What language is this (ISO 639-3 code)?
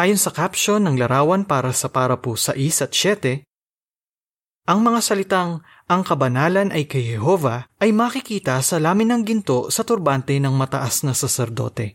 fil